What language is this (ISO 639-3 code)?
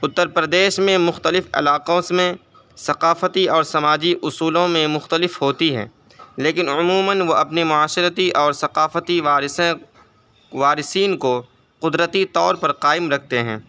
urd